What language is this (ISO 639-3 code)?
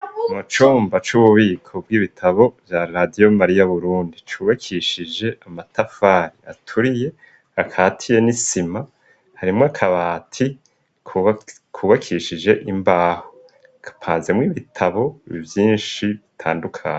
run